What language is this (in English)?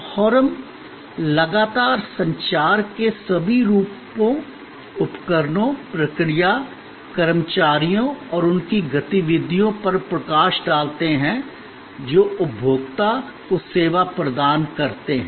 Hindi